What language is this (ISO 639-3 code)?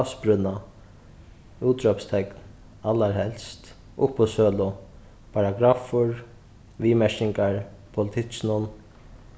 fao